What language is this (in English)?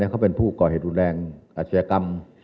Thai